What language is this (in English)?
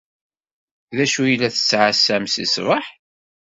Kabyle